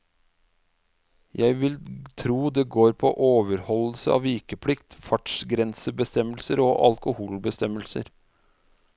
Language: Norwegian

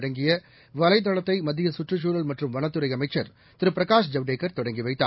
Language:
Tamil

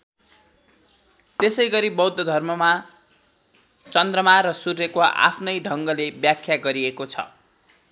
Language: Nepali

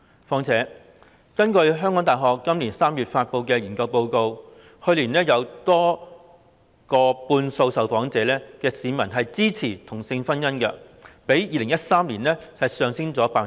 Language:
Cantonese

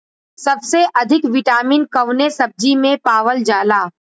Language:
Bhojpuri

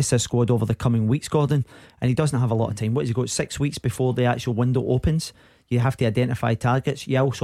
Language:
English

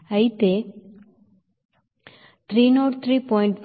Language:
Telugu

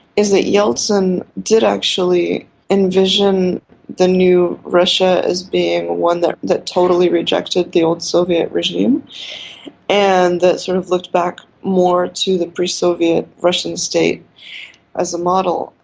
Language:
English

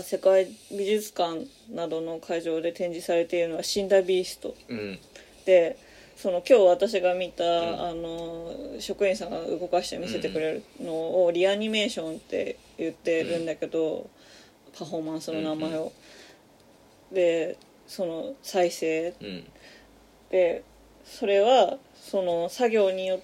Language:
Japanese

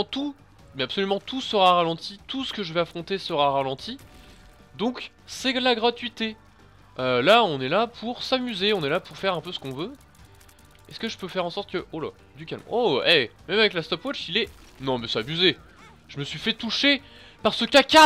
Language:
French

